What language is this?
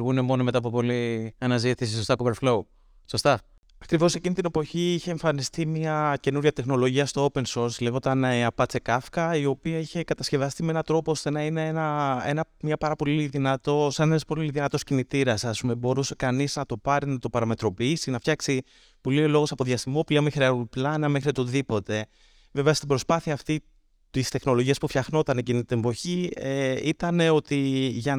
Greek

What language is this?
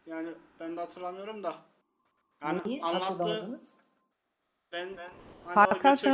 Turkish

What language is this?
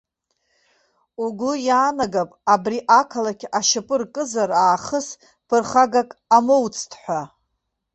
Abkhazian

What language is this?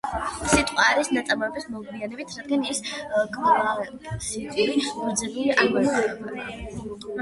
Georgian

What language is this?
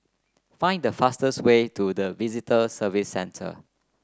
English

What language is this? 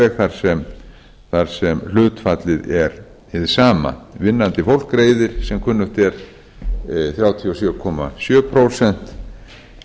Icelandic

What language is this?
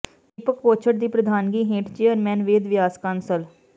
Punjabi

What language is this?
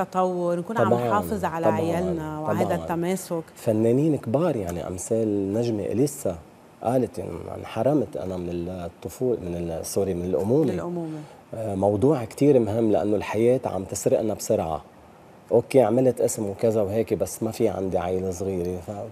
Arabic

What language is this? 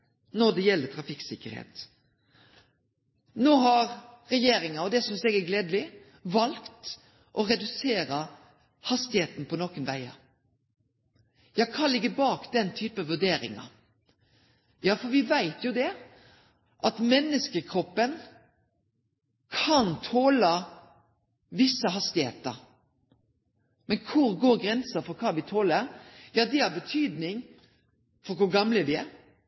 Norwegian Nynorsk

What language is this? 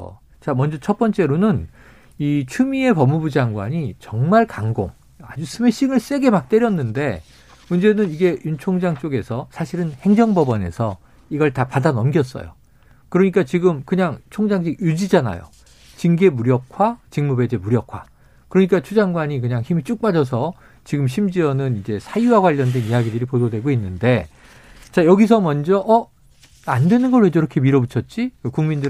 Korean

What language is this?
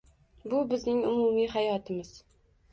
Uzbek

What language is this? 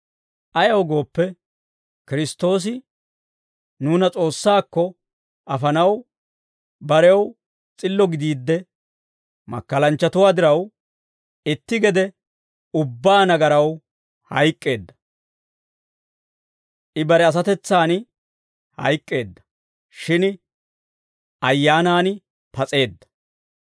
Dawro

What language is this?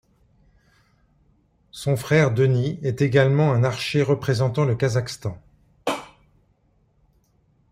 French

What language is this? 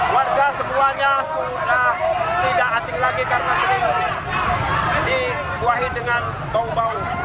Indonesian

